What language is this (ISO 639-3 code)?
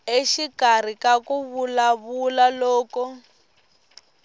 tso